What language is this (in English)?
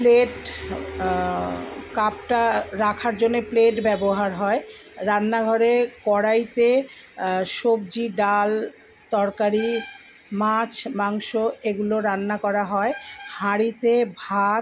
Bangla